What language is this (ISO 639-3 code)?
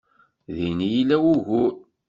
kab